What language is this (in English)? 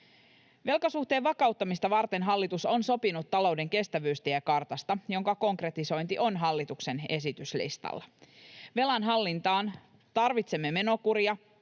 Finnish